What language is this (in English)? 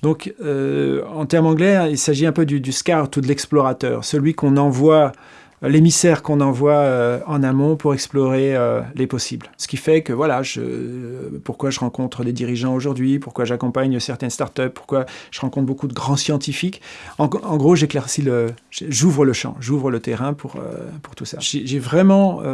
French